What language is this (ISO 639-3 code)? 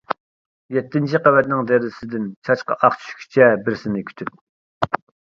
uig